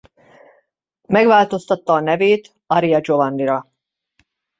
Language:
Hungarian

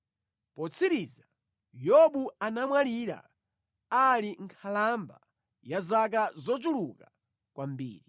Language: Nyanja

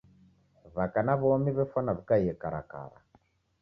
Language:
Taita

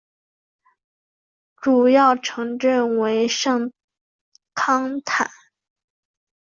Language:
Chinese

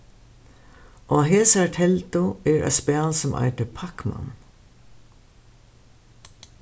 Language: Faroese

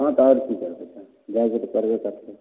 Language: Maithili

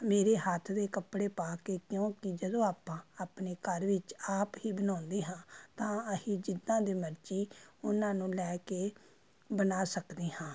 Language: Punjabi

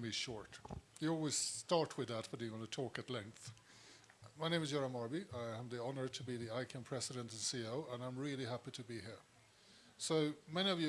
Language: English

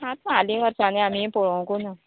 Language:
Konkani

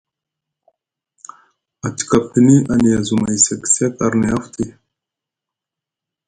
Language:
Musgu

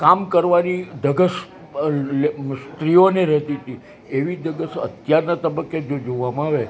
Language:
Gujarati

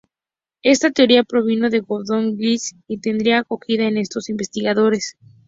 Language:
Spanish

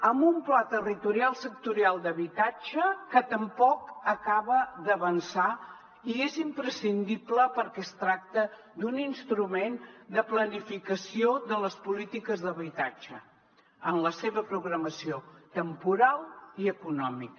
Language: Catalan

